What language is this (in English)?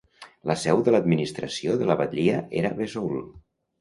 Catalan